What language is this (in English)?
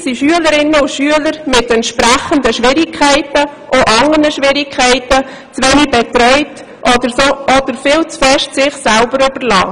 Swiss German